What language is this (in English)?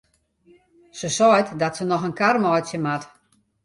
Western Frisian